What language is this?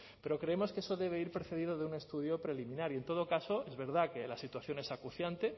Spanish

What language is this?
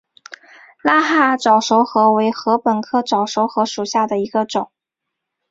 Chinese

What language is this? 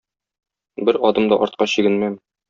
Tatar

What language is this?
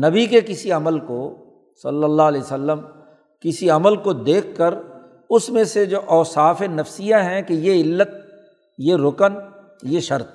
Urdu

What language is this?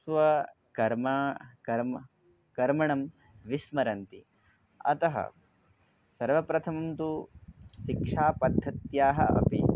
Sanskrit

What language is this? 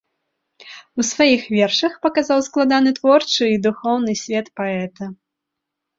Belarusian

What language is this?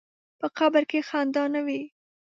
Pashto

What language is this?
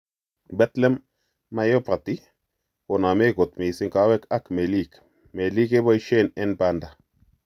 Kalenjin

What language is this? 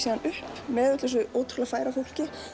Icelandic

